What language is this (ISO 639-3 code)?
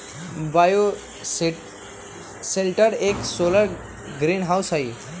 mag